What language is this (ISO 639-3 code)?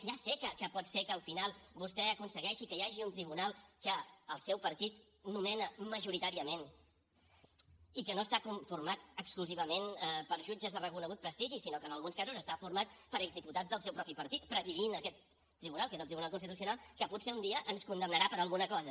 cat